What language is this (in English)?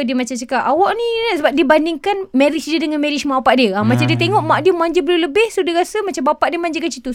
Malay